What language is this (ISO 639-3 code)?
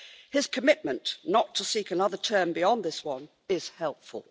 eng